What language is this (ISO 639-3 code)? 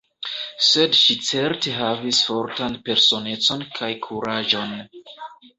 epo